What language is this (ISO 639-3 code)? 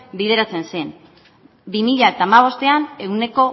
eus